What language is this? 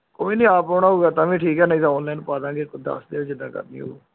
Punjabi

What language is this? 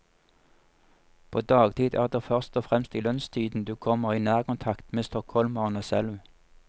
Norwegian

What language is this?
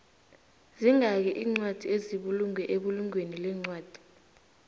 South Ndebele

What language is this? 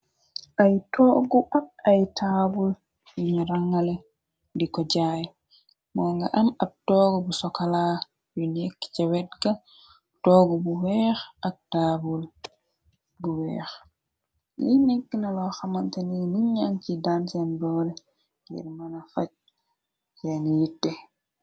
Wolof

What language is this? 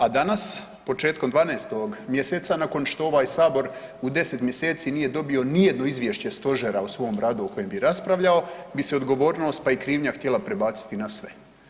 Croatian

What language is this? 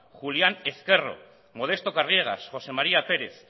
Basque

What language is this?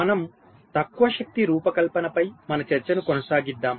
Telugu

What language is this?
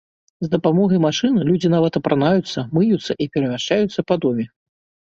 Belarusian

